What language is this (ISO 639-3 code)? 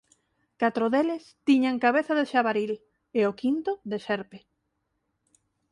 glg